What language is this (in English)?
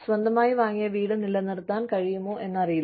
Malayalam